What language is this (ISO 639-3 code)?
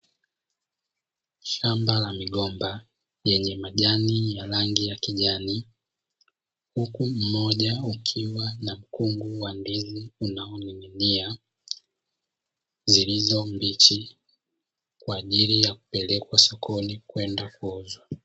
swa